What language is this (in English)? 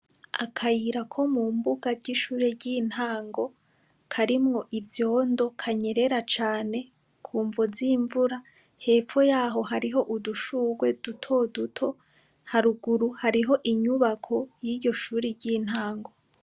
Rundi